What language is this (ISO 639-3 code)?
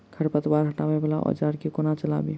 mai